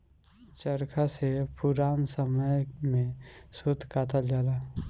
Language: Bhojpuri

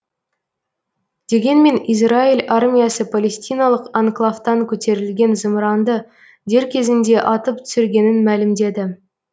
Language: Kazakh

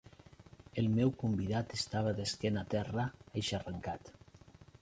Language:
Catalan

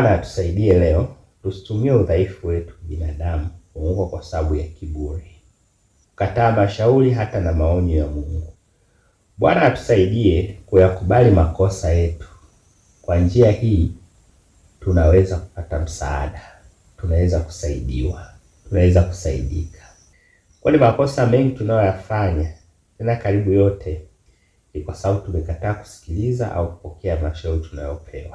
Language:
Swahili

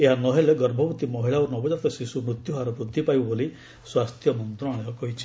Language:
Odia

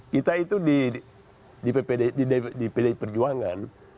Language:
Indonesian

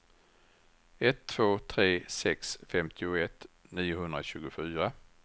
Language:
Swedish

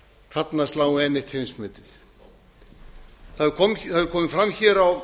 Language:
Icelandic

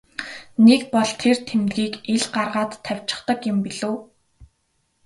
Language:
Mongolian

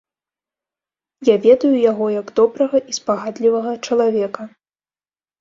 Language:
Belarusian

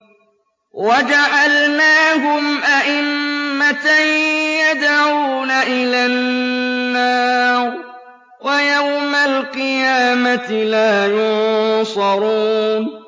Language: Arabic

